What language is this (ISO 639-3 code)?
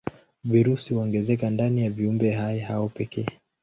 swa